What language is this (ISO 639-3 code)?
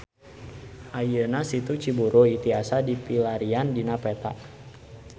sun